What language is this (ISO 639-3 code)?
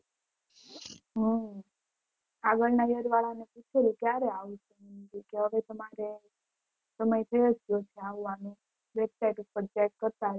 guj